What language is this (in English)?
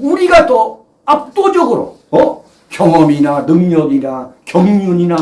Korean